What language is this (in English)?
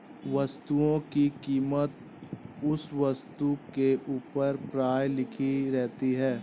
Hindi